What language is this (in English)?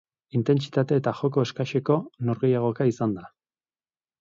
Basque